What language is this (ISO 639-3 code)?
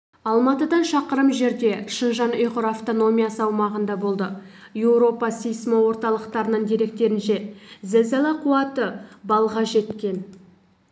kaz